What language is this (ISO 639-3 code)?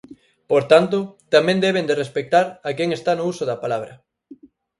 glg